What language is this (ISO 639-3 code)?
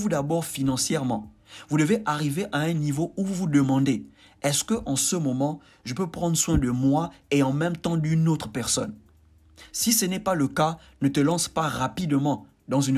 fra